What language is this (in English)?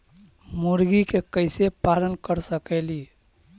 Magahi